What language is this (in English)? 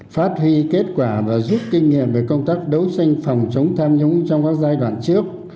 Vietnamese